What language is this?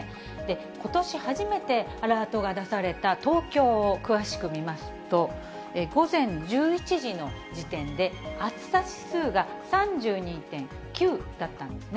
Japanese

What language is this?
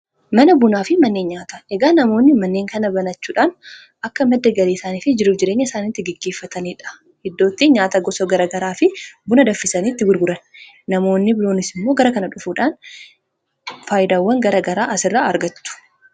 Oromo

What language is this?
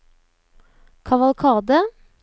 Norwegian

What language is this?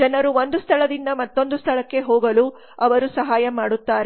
Kannada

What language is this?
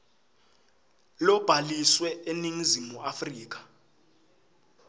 Swati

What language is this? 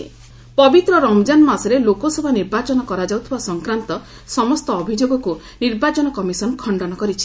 Odia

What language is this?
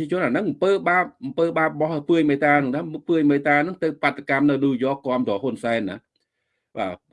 Vietnamese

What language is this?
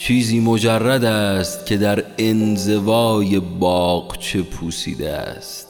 Persian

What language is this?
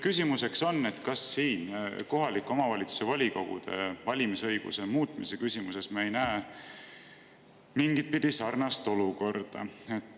Estonian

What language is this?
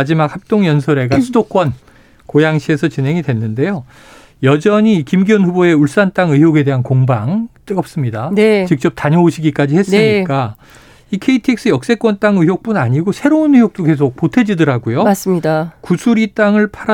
Korean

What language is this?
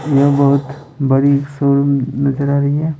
Hindi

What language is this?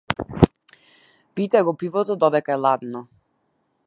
Macedonian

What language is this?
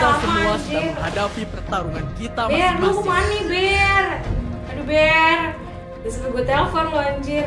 Indonesian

